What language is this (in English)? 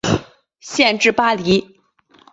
Chinese